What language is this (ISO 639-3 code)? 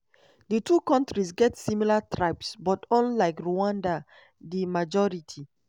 pcm